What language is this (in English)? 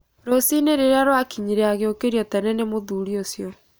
Kikuyu